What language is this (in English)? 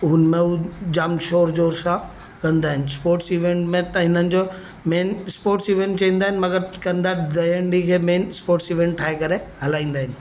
Sindhi